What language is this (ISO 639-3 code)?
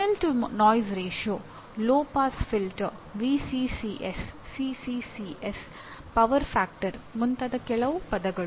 kan